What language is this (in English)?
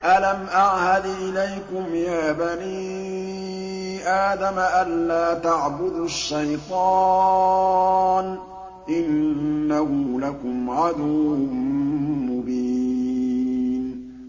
Arabic